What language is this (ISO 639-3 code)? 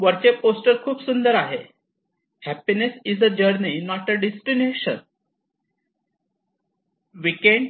mar